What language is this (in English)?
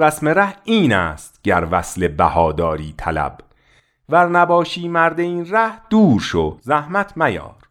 Persian